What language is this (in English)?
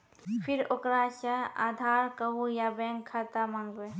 Maithili